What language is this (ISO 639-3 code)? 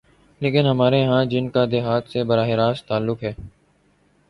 urd